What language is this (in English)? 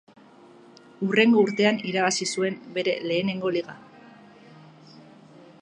Basque